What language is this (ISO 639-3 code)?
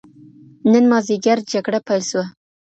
pus